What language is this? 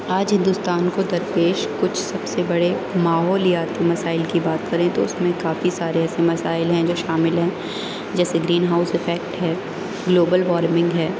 Urdu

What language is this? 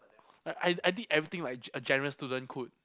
English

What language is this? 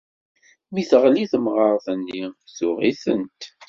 Kabyle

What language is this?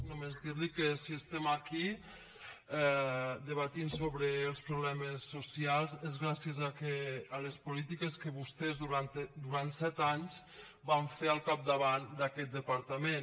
Catalan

